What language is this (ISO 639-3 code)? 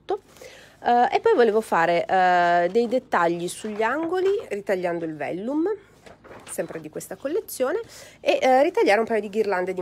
ita